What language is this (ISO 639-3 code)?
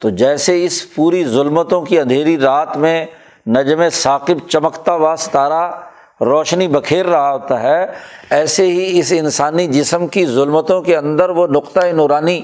urd